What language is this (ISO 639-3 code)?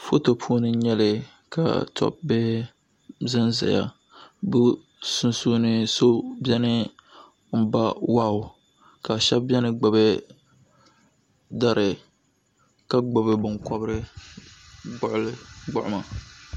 dag